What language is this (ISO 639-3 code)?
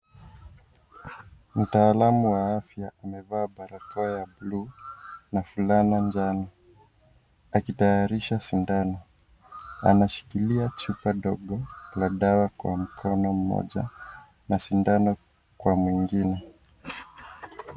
swa